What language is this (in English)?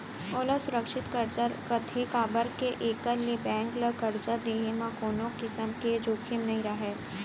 Chhattisgarhi